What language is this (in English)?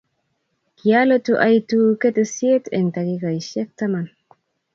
Kalenjin